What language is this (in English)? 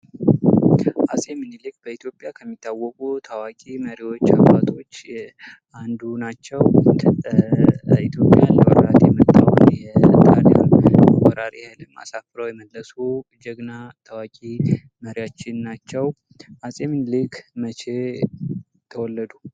Amharic